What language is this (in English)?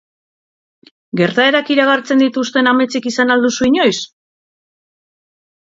Basque